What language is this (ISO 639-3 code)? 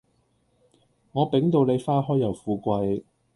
yue